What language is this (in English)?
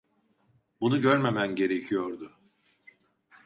Turkish